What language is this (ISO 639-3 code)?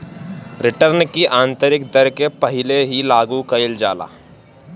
bho